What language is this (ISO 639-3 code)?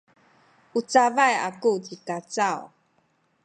szy